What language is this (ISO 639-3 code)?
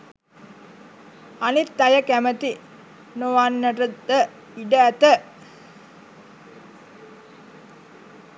sin